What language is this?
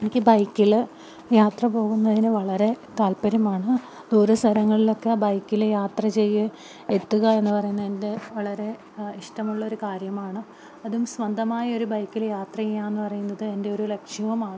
Malayalam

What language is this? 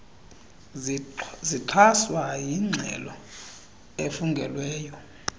Xhosa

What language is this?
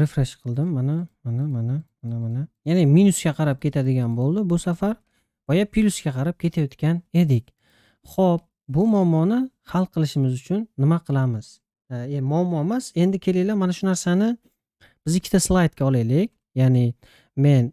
Turkish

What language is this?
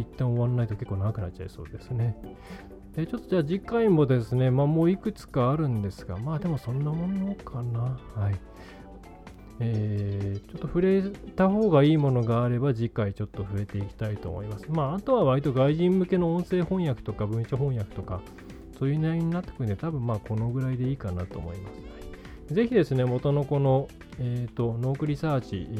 Japanese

